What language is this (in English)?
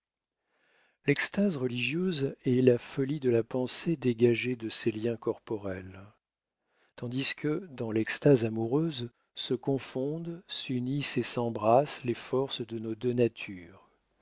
French